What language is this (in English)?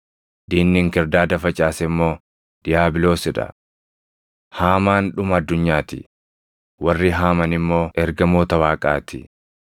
Oromo